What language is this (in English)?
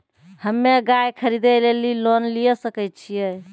Maithili